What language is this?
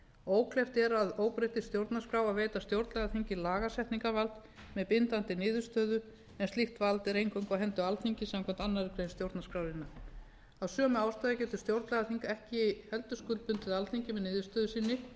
Icelandic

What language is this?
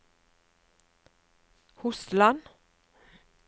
Norwegian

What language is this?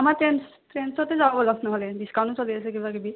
Assamese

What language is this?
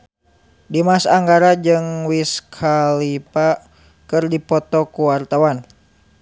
Sundanese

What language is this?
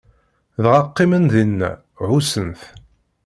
Kabyle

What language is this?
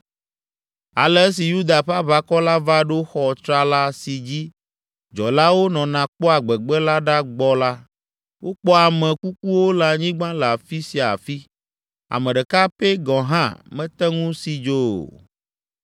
Ewe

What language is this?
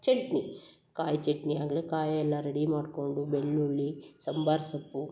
Kannada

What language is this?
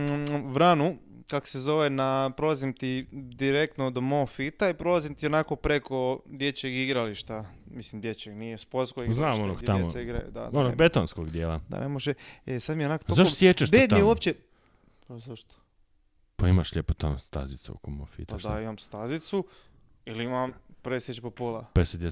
Croatian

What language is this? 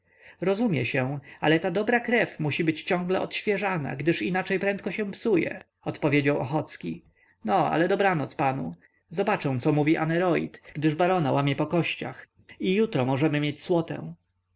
Polish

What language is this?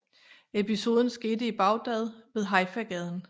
Danish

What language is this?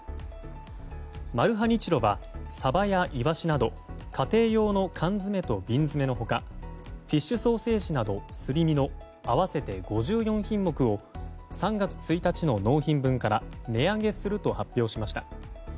Japanese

